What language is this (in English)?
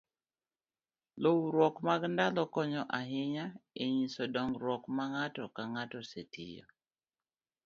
Luo (Kenya and Tanzania)